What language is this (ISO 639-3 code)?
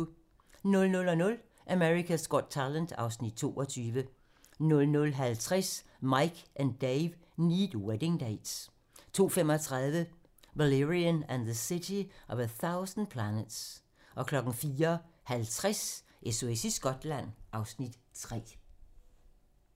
dan